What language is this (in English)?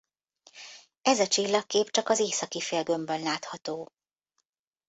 Hungarian